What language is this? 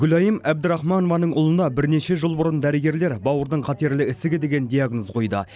Kazakh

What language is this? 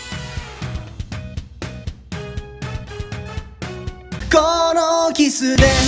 Japanese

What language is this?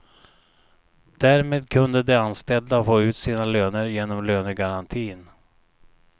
Swedish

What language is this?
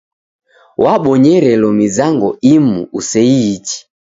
Taita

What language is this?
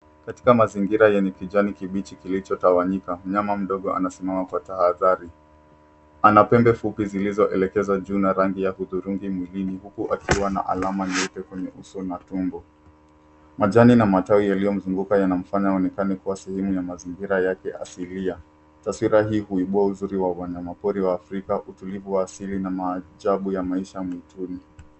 Swahili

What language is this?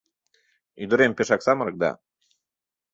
Mari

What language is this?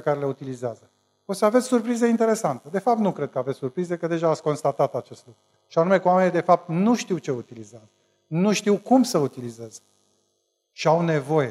Romanian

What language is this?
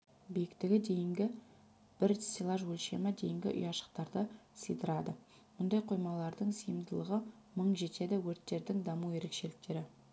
Kazakh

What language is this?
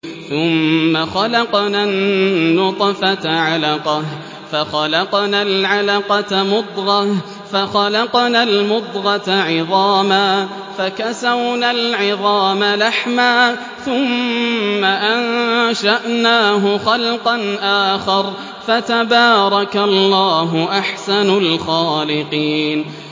Arabic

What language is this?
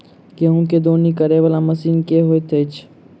Maithili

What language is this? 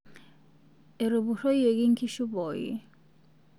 Masai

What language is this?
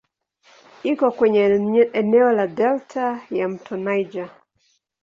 Swahili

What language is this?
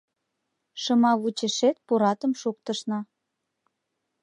Mari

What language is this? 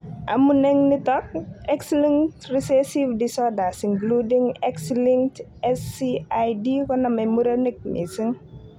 Kalenjin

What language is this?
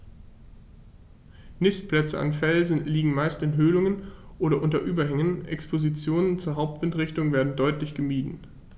German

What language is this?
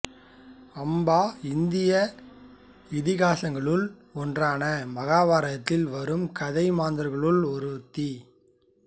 Tamil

